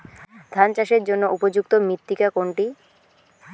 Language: Bangla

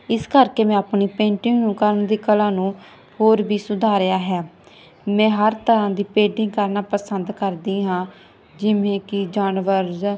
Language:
Punjabi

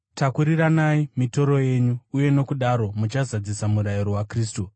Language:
Shona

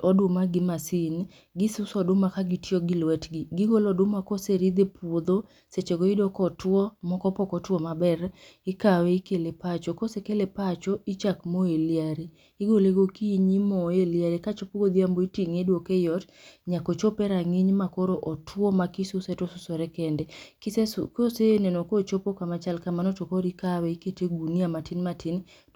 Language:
Luo (Kenya and Tanzania)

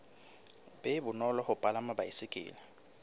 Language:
Southern Sotho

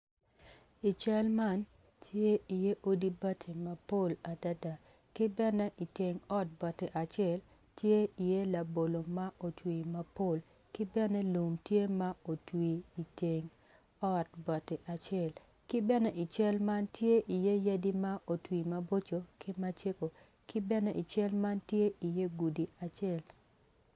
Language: Acoli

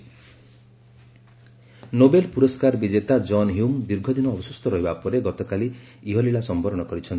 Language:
Odia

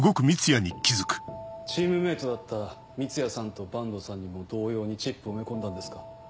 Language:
Japanese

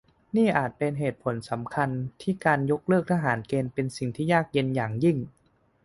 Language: Thai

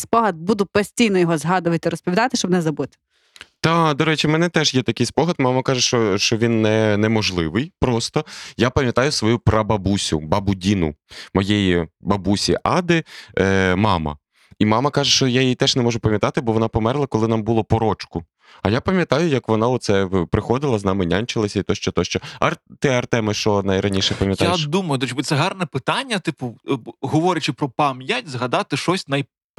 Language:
Ukrainian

